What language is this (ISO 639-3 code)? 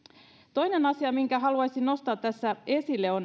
fin